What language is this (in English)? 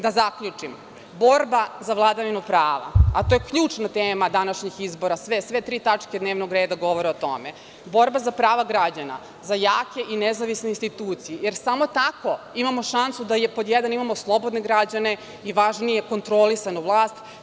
Serbian